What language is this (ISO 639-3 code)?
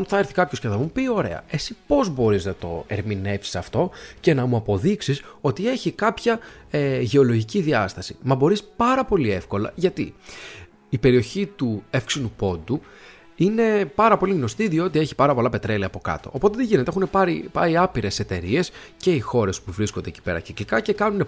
ell